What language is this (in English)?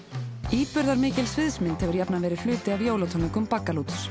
Icelandic